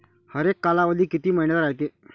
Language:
Marathi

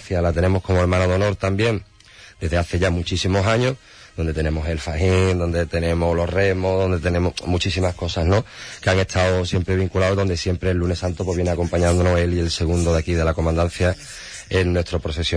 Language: Spanish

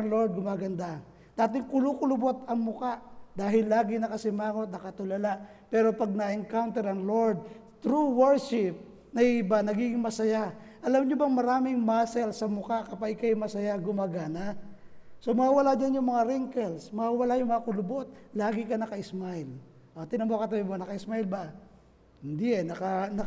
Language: Filipino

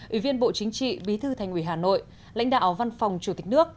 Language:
Vietnamese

